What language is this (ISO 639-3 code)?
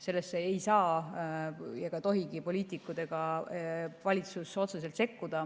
est